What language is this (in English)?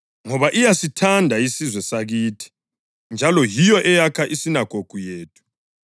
North Ndebele